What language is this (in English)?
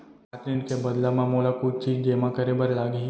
Chhattisgarhi